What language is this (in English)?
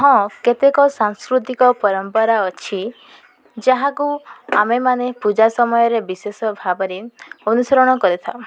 Odia